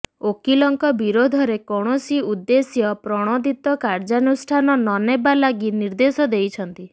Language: Odia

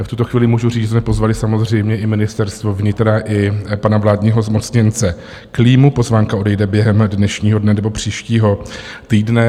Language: Czech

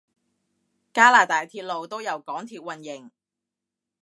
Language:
Cantonese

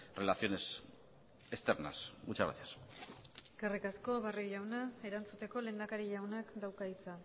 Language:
Basque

